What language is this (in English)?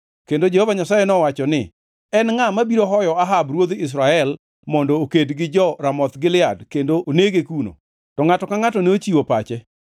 Luo (Kenya and Tanzania)